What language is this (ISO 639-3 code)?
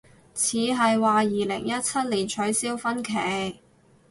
yue